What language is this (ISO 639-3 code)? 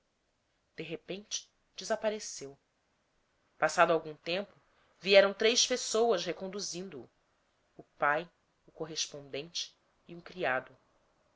por